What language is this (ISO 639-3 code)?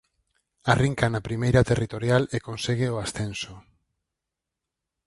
glg